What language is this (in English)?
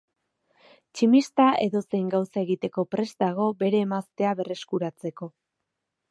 Basque